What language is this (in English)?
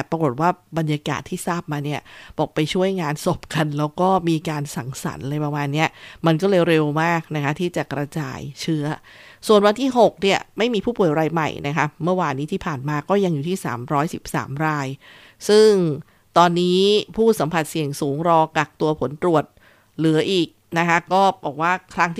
Thai